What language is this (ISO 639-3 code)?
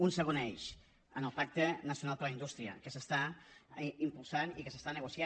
cat